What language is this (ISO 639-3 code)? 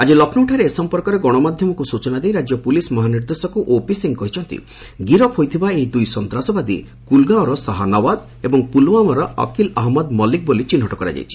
ori